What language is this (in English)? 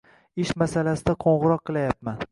Uzbek